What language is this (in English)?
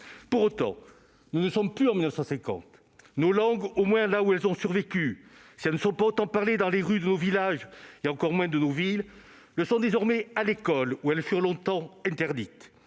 French